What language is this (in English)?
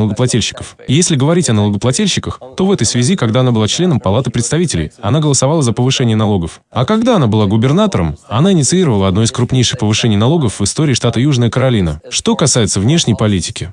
Russian